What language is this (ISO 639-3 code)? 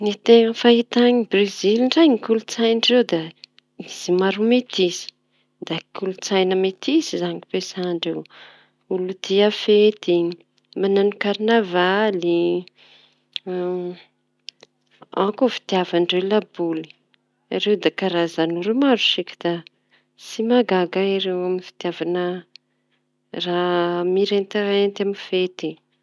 txy